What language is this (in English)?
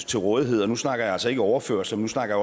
Danish